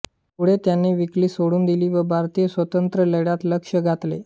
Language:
Marathi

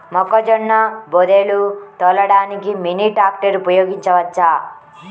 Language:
Telugu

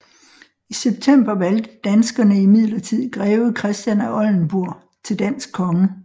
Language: Danish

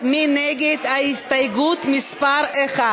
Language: Hebrew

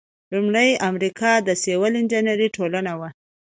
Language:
Pashto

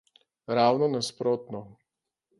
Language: Slovenian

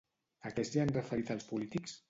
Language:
Catalan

